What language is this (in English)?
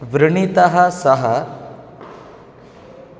Sanskrit